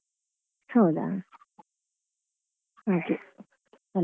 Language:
Kannada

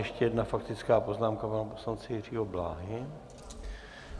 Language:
Czech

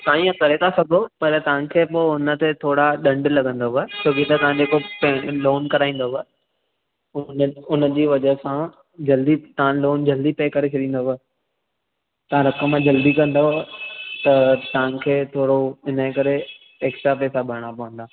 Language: Sindhi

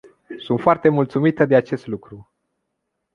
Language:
Romanian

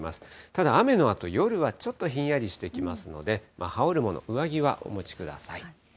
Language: Japanese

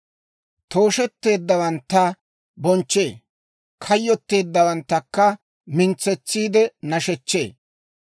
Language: Dawro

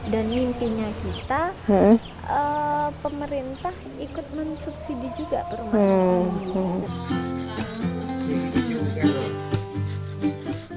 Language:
Indonesian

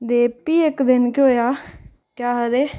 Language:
Dogri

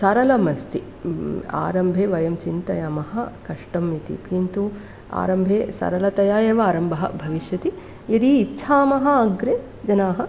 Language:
Sanskrit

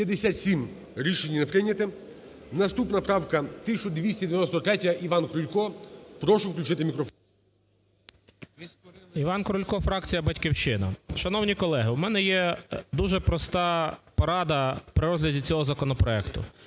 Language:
Ukrainian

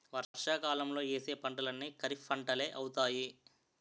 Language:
Telugu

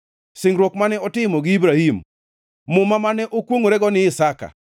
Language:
Luo (Kenya and Tanzania)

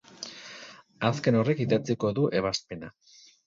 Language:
Basque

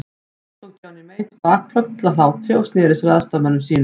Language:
Icelandic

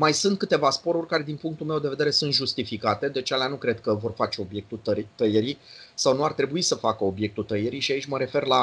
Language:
Romanian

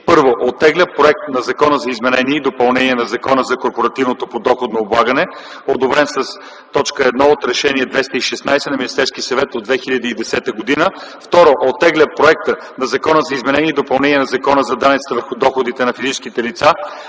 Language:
Bulgarian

